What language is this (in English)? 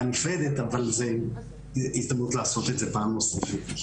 Hebrew